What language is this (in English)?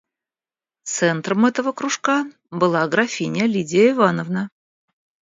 Russian